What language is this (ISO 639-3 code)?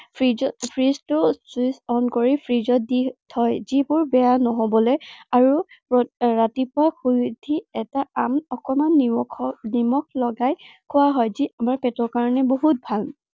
asm